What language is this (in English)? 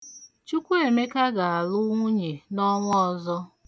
Igbo